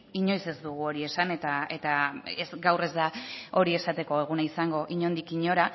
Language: Basque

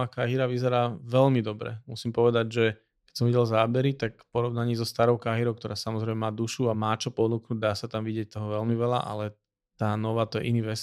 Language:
Slovak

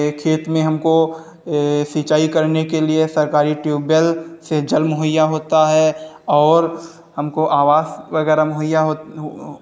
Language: Hindi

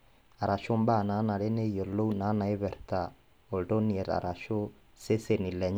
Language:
Masai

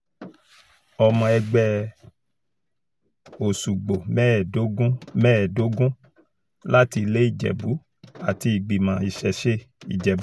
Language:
Yoruba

